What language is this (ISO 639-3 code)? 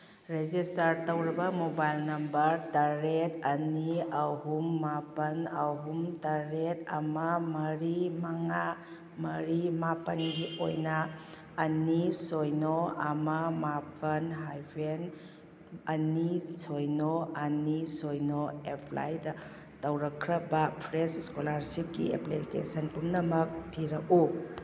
mni